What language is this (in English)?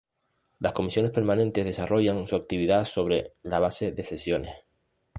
Spanish